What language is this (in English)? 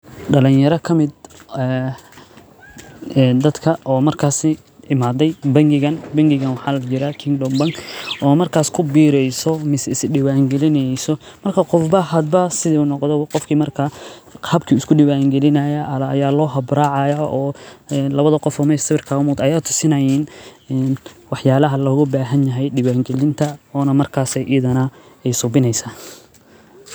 Somali